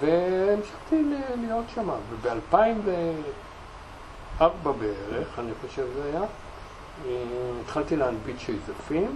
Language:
Hebrew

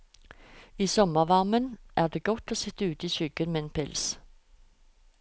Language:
Norwegian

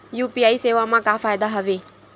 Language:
Chhattisgarhi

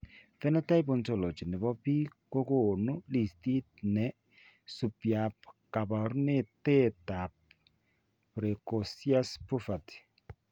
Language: Kalenjin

